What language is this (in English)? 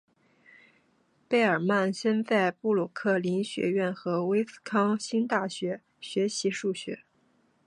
Chinese